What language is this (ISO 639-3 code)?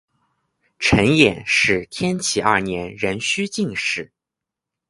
zho